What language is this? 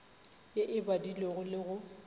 Northern Sotho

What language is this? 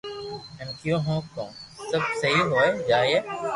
Loarki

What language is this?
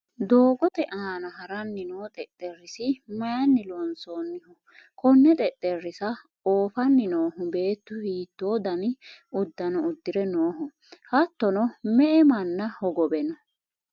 Sidamo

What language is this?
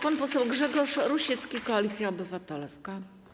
Polish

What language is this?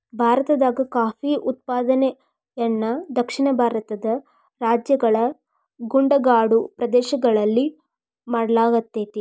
Kannada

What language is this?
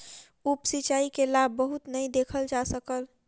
Maithili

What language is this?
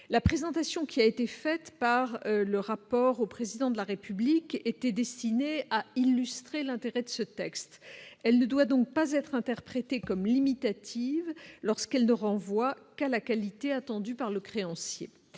French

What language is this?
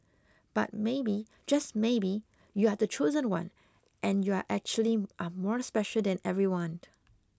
English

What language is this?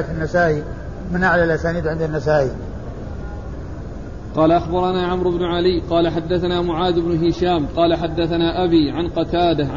Arabic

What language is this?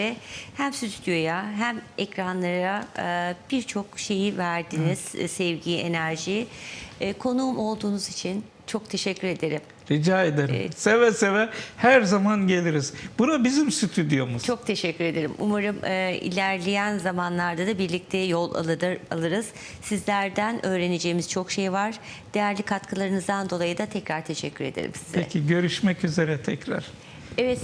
Turkish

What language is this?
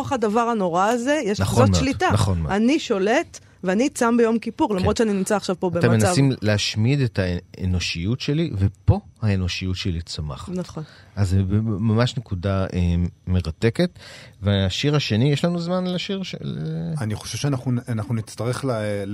Hebrew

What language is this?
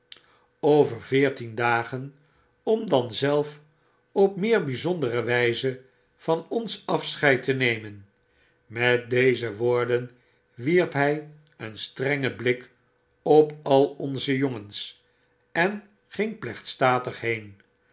Dutch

